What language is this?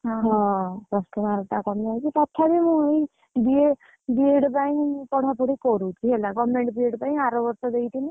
Odia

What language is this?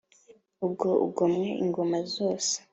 Kinyarwanda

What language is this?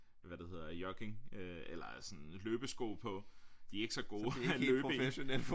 Danish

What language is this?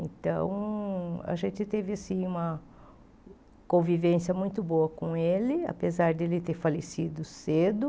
Portuguese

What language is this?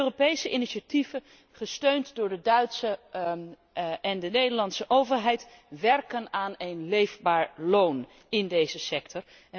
Dutch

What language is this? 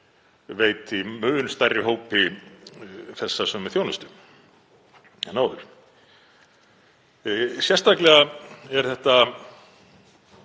Icelandic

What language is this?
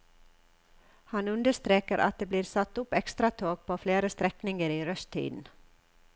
Norwegian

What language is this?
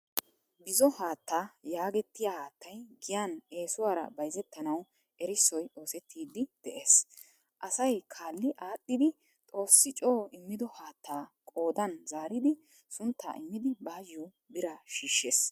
Wolaytta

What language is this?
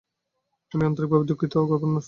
Bangla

